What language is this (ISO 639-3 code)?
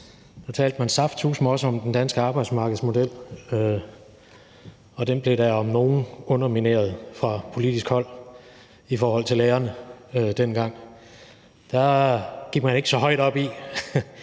dan